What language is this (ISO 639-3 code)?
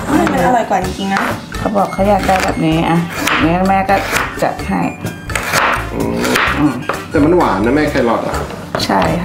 tha